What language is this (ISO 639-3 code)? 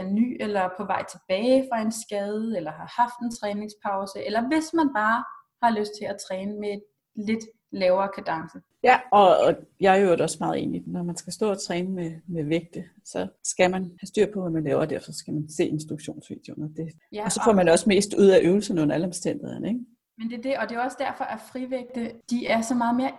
dan